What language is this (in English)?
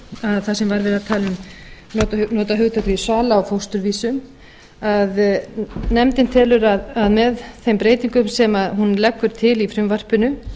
Icelandic